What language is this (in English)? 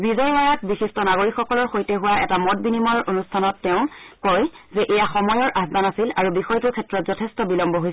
Assamese